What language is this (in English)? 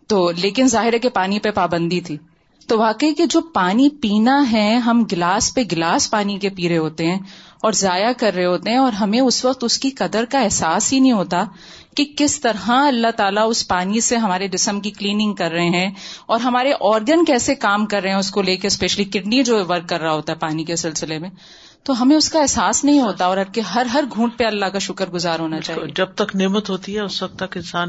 Urdu